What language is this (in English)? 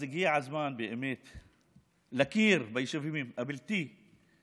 Hebrew